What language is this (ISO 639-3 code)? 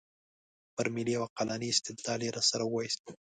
pus